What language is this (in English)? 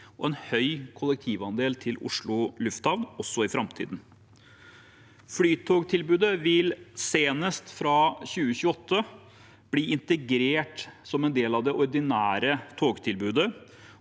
Norwegian